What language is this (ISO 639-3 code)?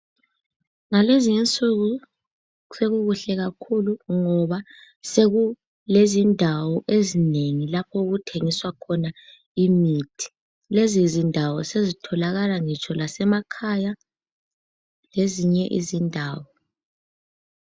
nde